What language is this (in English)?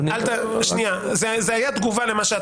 Hebrew